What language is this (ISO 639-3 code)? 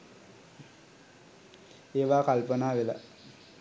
sin